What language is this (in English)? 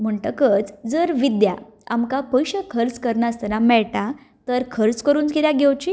Konkani